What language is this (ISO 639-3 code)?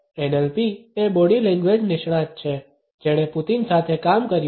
guj